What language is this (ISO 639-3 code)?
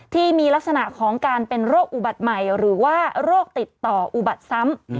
tha